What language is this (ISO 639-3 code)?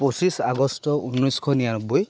asm